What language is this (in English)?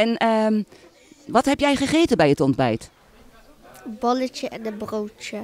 Dutch